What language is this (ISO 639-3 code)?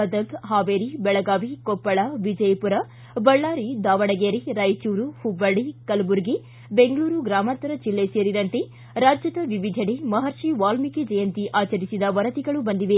kan